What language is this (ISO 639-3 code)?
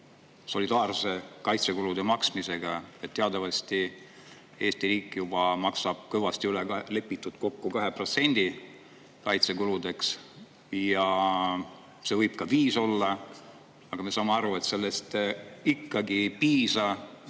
est